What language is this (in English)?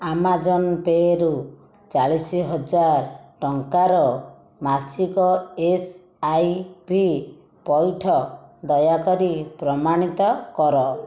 Odia